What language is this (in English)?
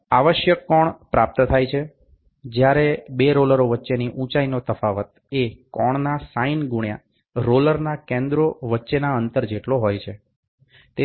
Gujarati